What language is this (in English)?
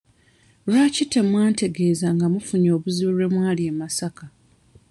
Ganda